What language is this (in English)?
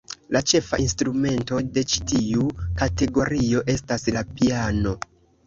Esperanto